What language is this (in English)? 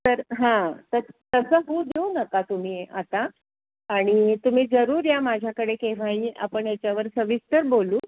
Marathi